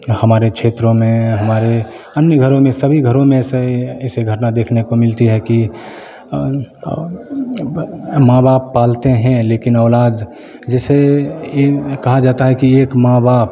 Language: Hindi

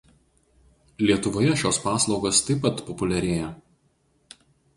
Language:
Lithuanian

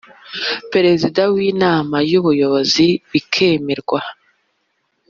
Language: Kinyarwanda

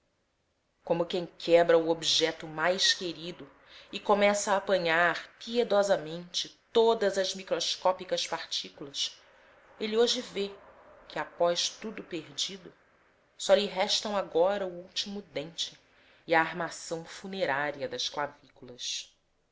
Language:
Portuguese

